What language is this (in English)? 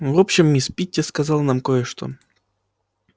Russian